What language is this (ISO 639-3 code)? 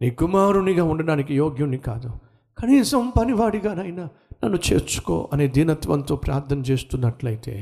tel